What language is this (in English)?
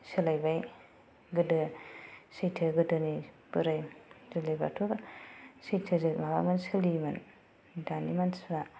Bodo